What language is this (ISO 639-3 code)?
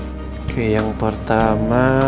ind